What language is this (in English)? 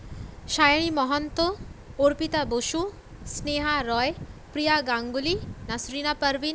Bangla